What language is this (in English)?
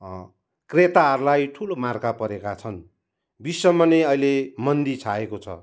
Nepali